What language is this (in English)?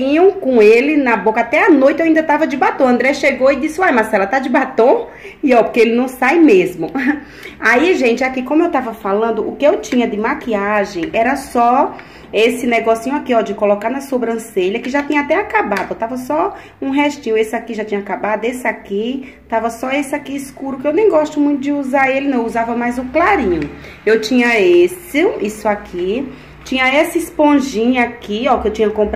Portuguese